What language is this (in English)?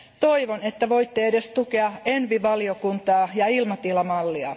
Finnish